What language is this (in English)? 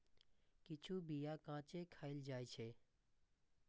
Maithili